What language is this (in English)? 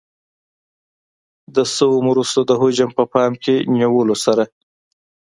Pashto